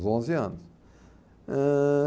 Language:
Portuguese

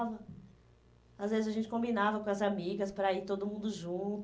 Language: Portuguese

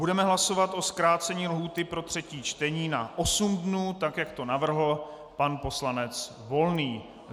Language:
Czech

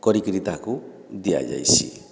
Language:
Odia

